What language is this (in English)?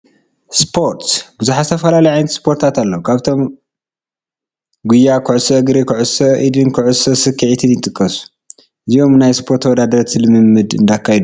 Tigrinya